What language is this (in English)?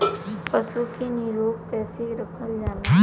Bhojpuri